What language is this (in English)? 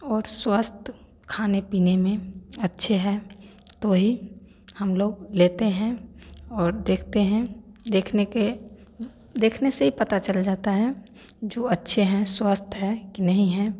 Hindi